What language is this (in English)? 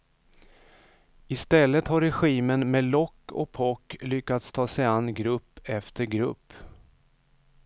Swedish